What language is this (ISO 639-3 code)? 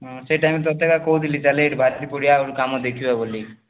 ori